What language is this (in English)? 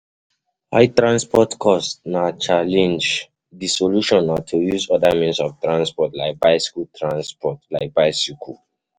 Nigerian Pidgin